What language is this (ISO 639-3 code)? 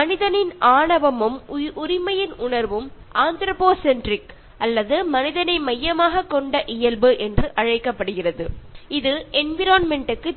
mal